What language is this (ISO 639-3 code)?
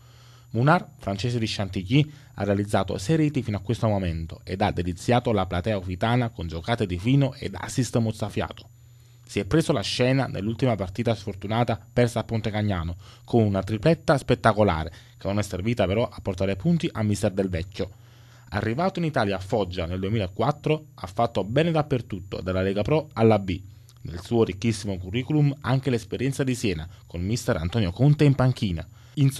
ita